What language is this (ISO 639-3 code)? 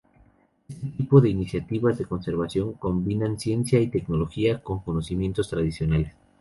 spa